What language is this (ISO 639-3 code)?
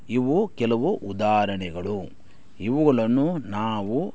kan